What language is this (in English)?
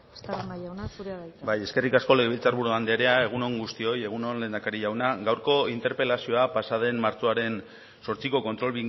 Basque